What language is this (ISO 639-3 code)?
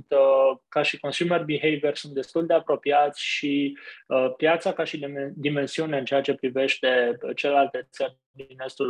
ron